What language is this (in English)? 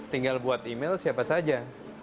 Indonesian